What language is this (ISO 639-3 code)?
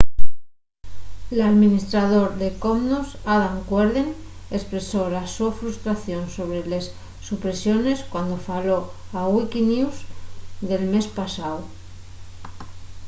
ast